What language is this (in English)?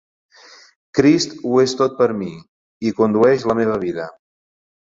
Catalan